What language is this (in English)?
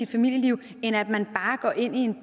Danish